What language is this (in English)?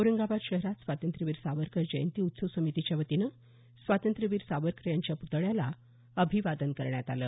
Marathi